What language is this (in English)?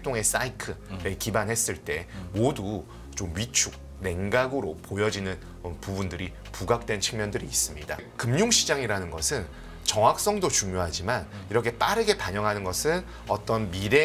Korean